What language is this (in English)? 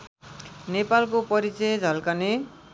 Nepali